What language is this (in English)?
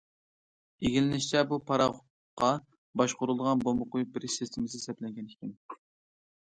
Uyghur